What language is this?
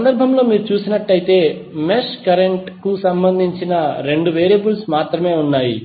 Telugu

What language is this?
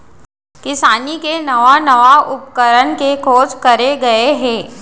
Chhattisgarhi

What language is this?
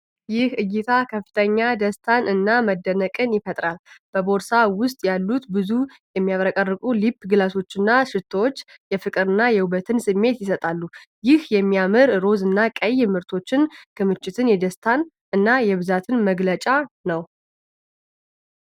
Amharic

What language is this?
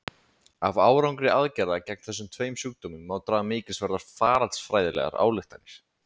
Icelandic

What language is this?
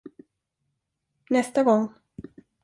Swedish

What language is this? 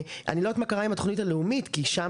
Hebrew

